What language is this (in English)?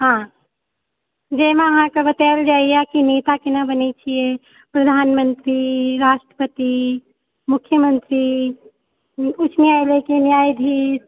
Maithili